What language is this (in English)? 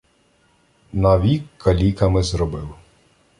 Ukrainian